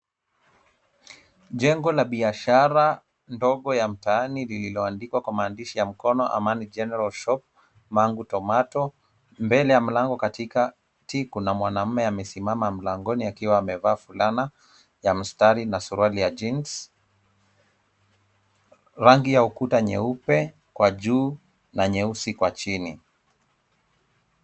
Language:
Swahili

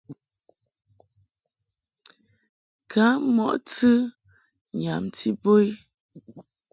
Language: Mungaka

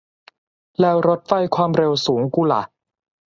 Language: Thai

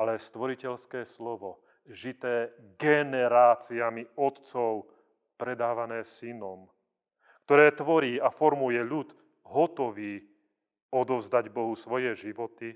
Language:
Slovak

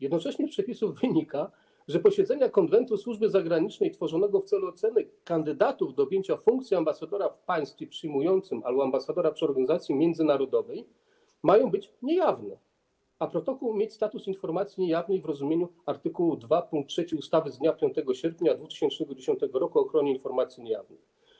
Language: Polish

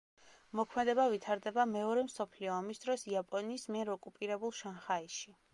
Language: Georgian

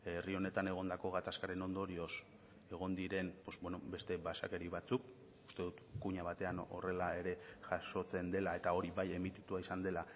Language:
Basque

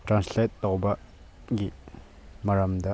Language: Manipuri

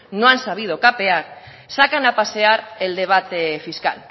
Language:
Spanish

